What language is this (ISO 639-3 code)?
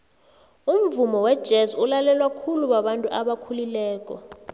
nbl